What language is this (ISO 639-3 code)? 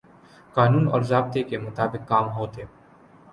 urd